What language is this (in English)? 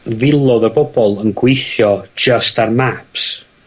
Welsh